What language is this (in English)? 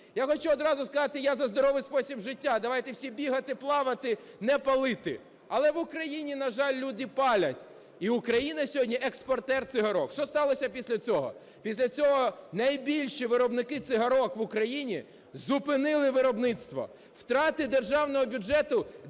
Ukrainian